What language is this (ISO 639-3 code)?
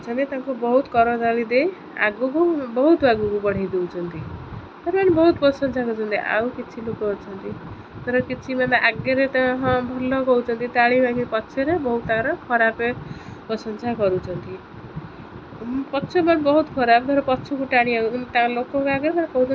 ori